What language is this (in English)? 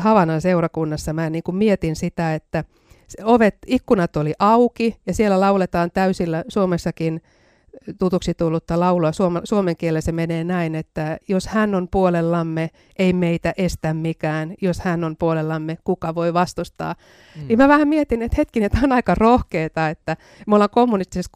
Finnish